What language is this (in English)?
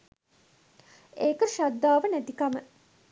Sinhala